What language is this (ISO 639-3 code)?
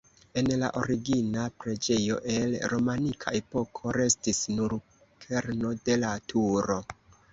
epo